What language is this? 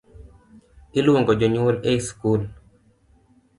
Luo (Kenya and Tanzania)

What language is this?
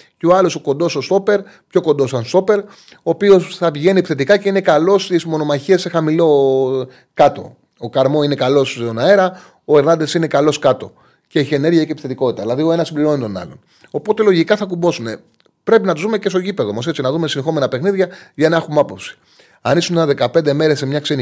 Greek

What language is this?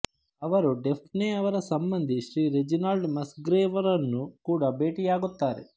Kannada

